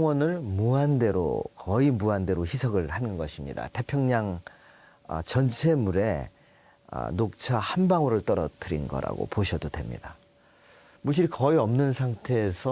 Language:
Korean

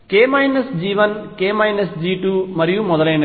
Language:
Telugu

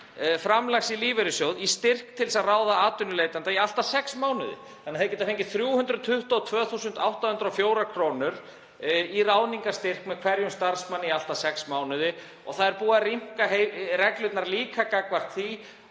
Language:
Icelandic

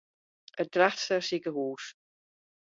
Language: Western Frisian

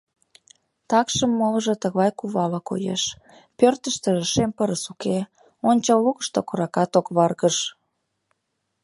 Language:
Mari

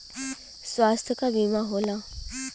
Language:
Bhojpuri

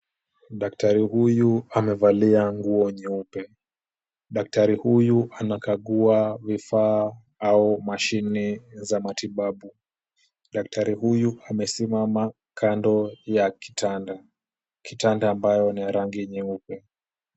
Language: Swahili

